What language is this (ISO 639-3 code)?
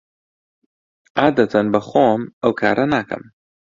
ckb